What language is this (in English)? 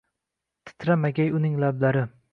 Uzbek